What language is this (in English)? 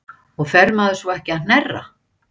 Icelandic